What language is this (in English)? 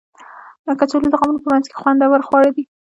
Pashto